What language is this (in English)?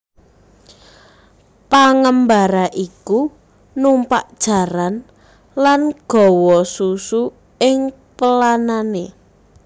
Javanese